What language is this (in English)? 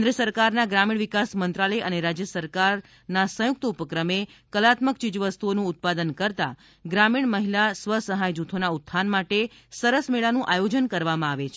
Gujarati